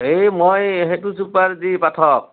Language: Assamese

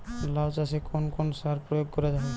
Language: Bangla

